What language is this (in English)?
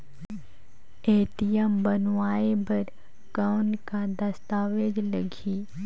Chhattisgarhi